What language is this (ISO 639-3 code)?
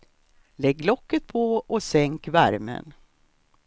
swe